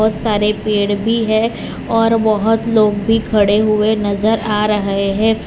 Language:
Hindi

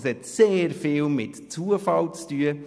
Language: Swiss German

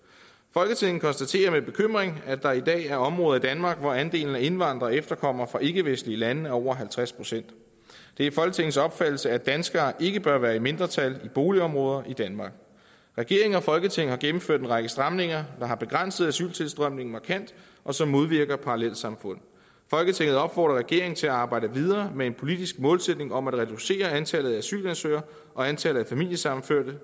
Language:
Danish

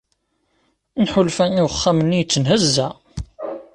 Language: Kabyle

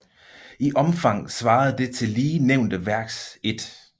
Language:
Danish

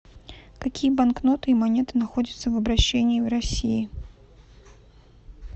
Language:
Russian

